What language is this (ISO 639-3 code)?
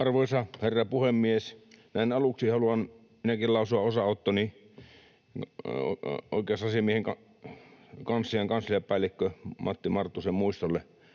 fin